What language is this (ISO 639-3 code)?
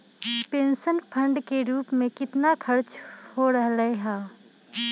mag